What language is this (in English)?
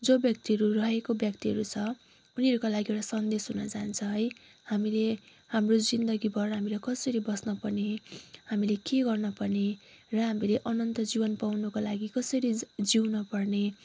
Nepali